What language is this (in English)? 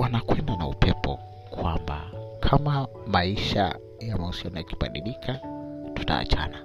Swahili